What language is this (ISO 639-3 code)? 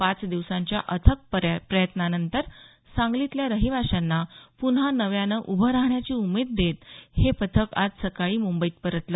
mar